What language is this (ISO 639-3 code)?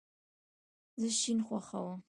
pus